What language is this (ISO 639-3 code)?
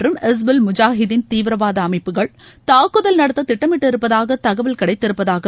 tam